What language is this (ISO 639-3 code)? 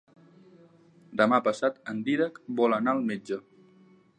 cat